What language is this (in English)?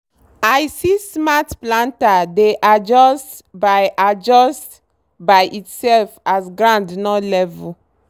Nigerian Pidgin